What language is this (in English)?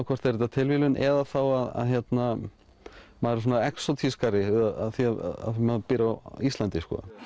Icelandic